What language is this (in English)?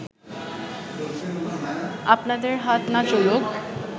Bangla